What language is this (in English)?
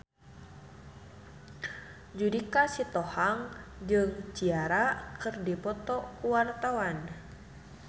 Sundanese